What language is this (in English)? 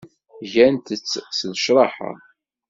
Kabyle